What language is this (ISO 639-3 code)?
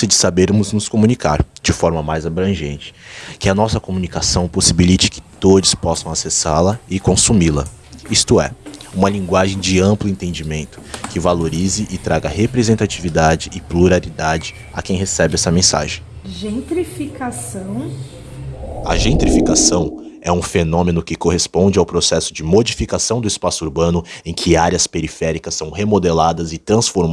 por